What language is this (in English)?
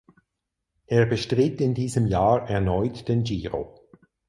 German